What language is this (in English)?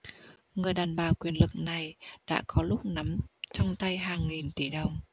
Vietnamese